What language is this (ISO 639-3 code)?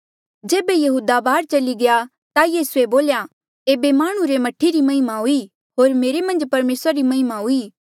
mjl